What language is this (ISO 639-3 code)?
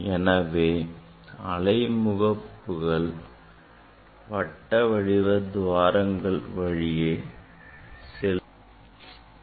tam